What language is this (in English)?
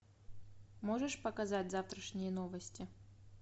Russian